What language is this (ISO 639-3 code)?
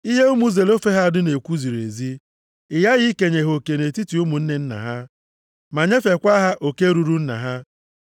ibo